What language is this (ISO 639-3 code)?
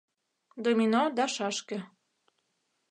chm